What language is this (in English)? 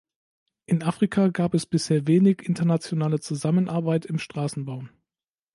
German